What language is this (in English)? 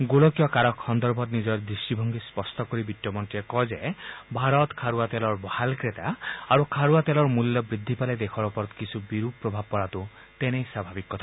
Assamese